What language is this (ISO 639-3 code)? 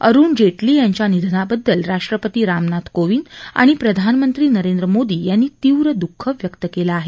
mar